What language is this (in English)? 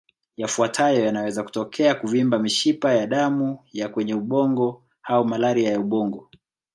Swahili